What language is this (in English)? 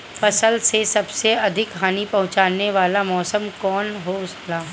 Bhojpuri